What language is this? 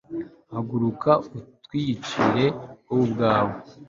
Kinyarwanda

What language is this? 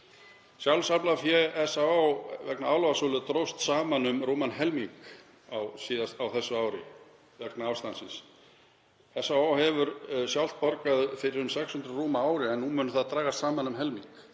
Icelandic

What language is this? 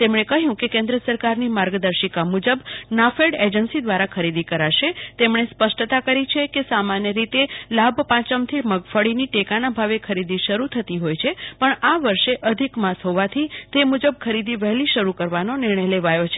Gujarati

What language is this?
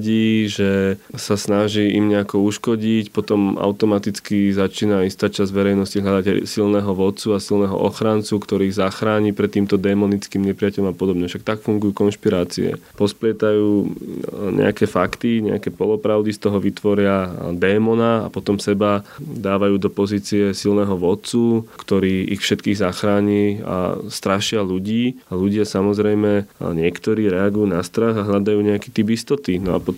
Slovak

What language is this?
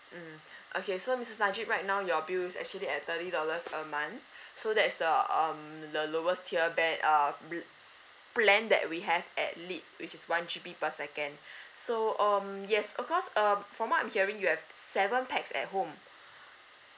English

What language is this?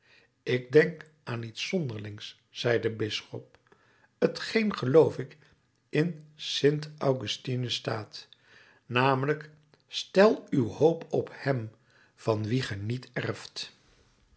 Dutch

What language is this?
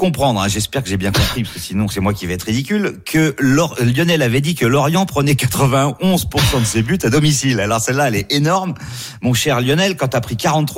French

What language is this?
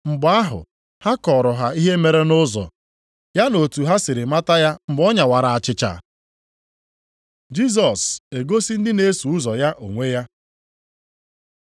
Igbo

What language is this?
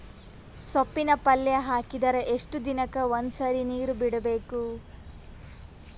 Kannada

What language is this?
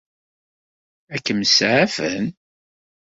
Kabyle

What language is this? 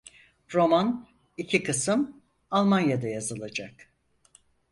Turkish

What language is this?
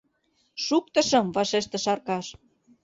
Mari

